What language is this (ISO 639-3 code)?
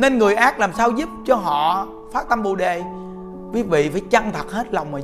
vie